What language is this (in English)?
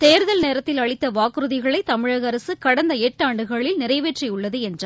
Tamil